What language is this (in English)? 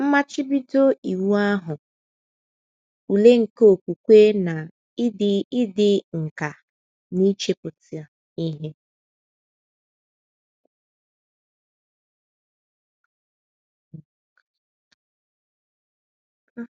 Igbo